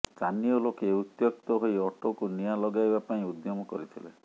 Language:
Odia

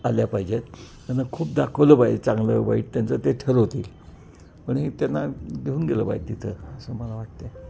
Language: Marathi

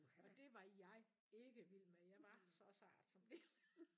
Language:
Danish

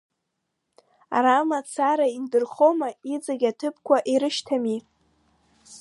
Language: Abkhazian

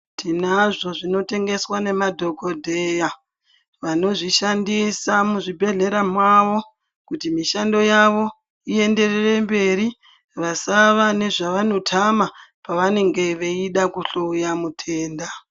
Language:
Ndau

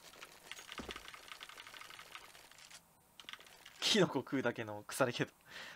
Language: Japanese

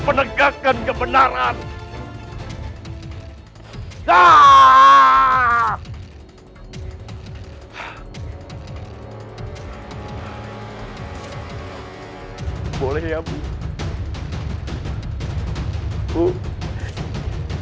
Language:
Indonesian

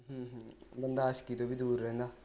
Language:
Punjabi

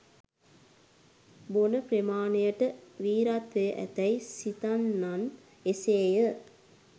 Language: Sinhala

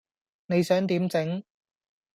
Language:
Cantonese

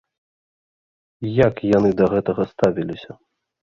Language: Belarusian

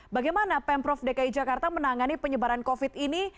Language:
Indonesian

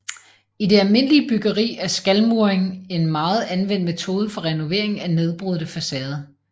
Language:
Danish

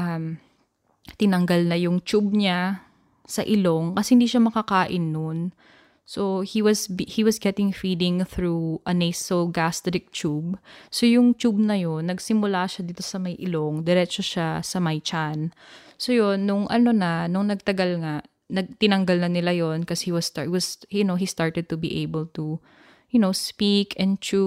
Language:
Filipino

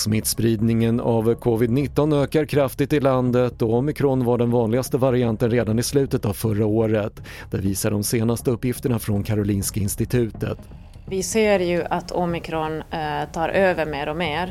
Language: Swedish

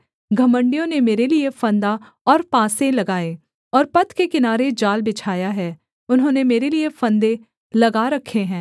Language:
Hindi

